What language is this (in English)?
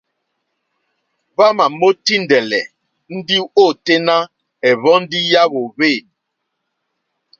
Mokpwe